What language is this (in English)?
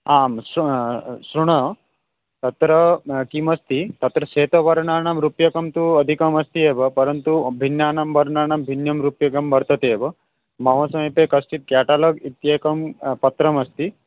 Sanskrit